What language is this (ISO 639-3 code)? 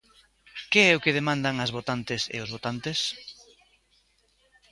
glg